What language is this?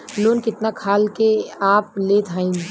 Bhojpuri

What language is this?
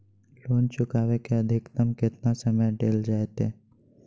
Magahi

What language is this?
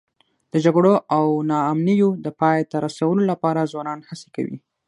Pashto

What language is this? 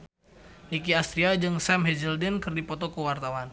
Sundanese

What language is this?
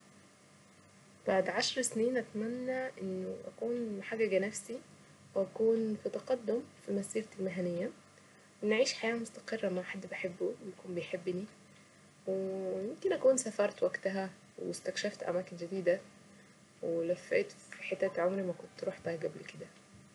Saidi Arabic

